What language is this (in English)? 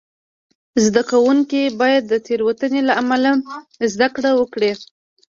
Pashto